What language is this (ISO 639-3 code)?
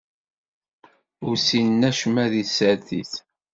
kab